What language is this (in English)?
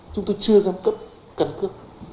Vietnamese